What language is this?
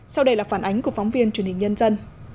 Vietnamese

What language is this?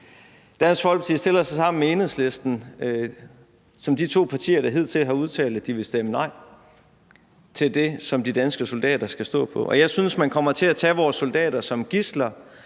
Danish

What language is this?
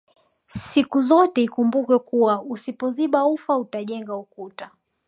Swahili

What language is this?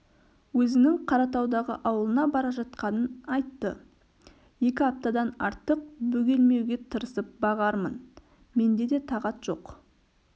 Kazakh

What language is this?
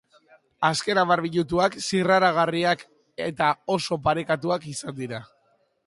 Basque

